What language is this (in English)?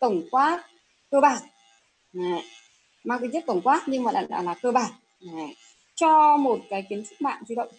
Vietnamese